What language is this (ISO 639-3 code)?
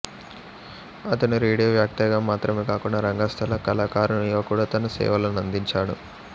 tel